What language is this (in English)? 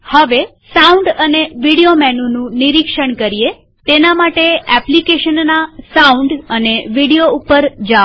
Gujarati